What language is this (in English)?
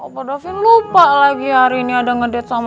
Indonesian